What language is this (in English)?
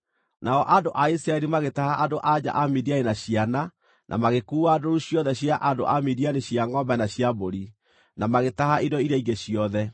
Kikuyu